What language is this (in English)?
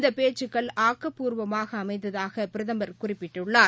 Tamil